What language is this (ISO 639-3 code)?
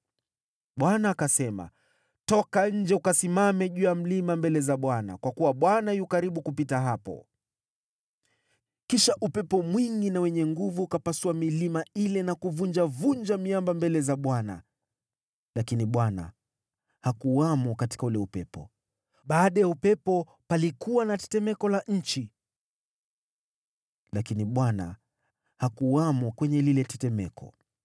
swa